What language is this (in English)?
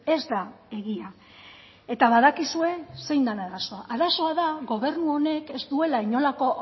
Basque